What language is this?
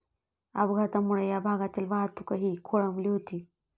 Marathi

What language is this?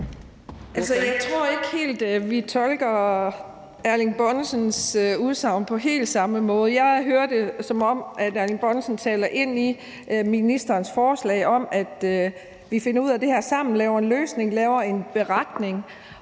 Danish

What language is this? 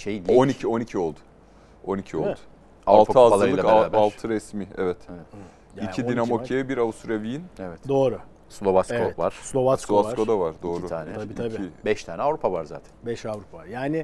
Turkish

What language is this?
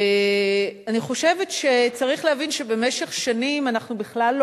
Hebrew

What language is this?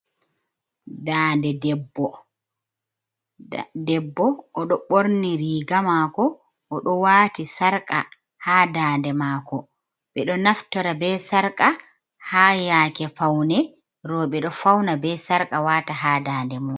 Fula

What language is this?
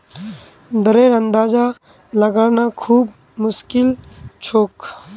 Magahi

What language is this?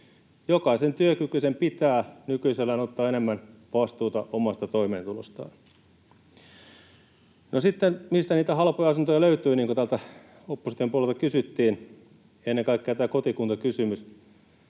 Finnish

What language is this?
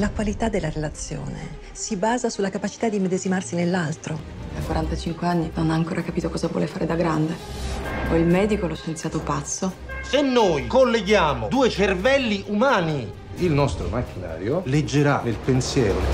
Italian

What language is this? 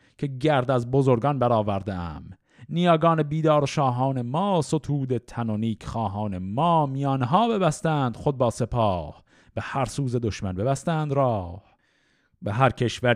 Persian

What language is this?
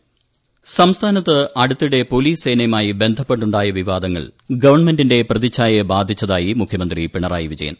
Malayalam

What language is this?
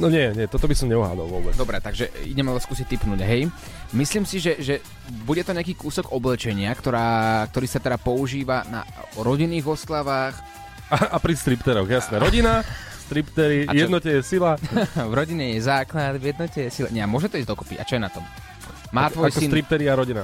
Slovak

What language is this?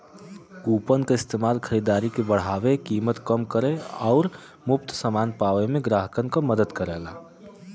Bhojpuri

